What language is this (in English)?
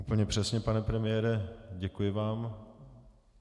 Czech